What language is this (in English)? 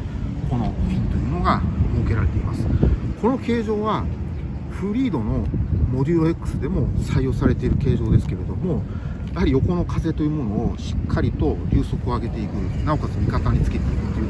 Japanese